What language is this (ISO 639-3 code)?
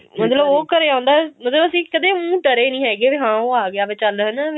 pan